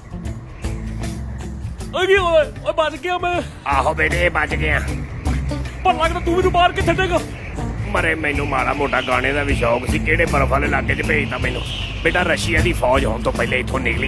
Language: Thai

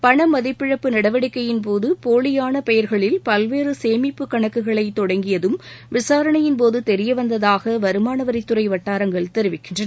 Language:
Tamil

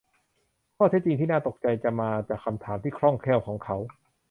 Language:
Thai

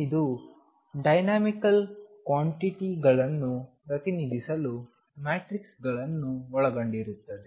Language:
Kannada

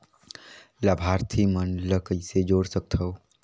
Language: Chhattisgarhi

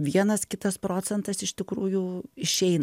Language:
Lithuanian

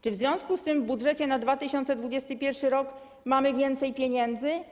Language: Polish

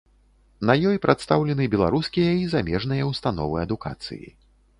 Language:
Belarusian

